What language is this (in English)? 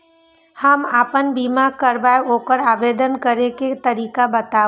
Maithili